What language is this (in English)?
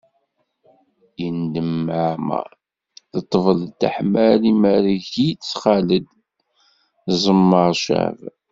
Kabyle